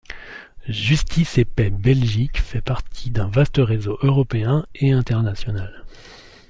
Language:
French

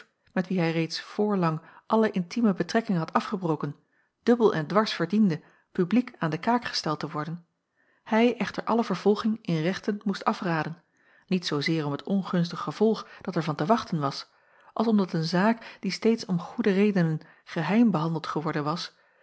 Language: Dutch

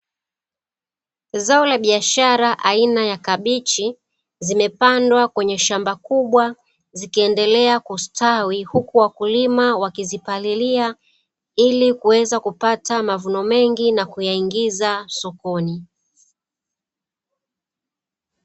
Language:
Swahili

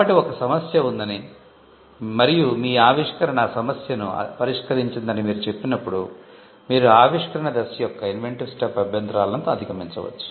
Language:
Telugu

